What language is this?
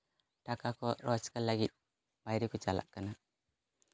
Santali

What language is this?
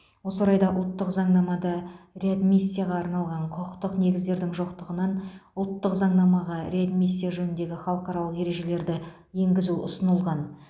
Kazakh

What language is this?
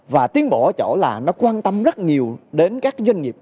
Vietnamese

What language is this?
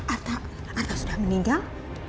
Indonesian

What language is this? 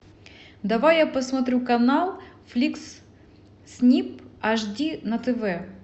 Russian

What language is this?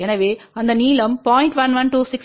Tamil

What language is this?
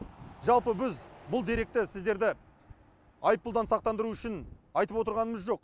Kazakh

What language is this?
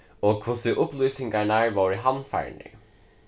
Faroese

